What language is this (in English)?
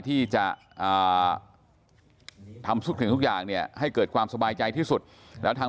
Thai